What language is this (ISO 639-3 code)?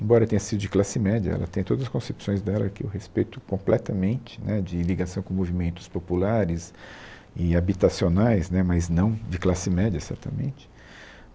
por